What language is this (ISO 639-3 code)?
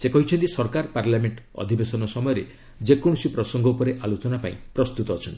ori